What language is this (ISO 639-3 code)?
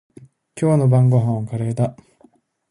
jpn